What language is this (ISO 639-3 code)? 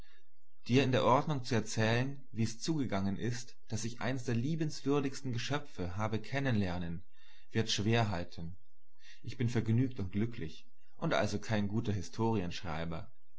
deu